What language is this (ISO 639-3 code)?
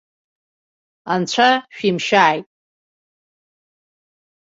abk